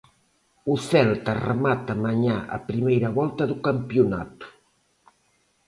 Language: Galician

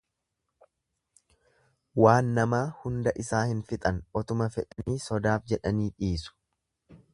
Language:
Oromo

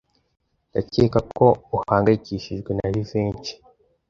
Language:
Kinyarwanda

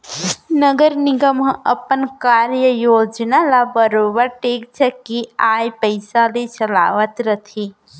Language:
Chhattisgarhi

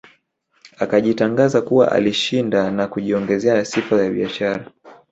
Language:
Swahili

